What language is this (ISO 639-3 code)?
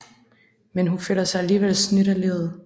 dan